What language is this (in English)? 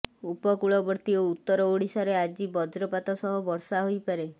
Odia